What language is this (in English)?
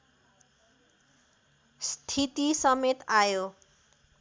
Nepali